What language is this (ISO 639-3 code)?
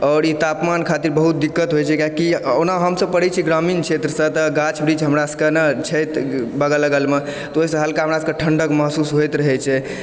mai